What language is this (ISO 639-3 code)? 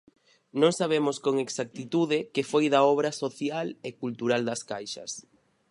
glg